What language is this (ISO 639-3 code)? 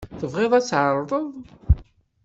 kab